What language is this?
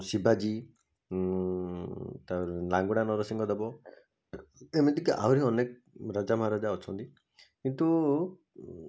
Odia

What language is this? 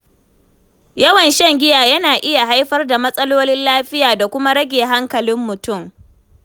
Hausa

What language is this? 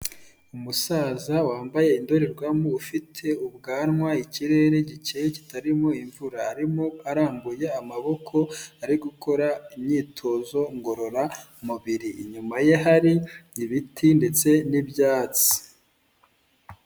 Kinyarwanda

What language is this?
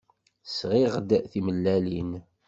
Kabyle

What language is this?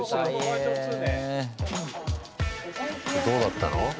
Japanese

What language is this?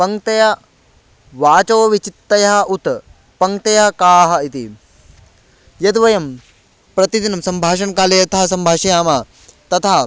Sanskrit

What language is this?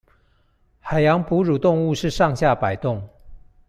Chinese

